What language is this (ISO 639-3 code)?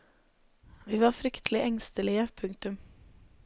nor